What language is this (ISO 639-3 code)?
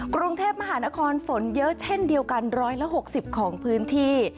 tha